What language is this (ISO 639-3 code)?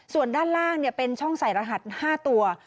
tha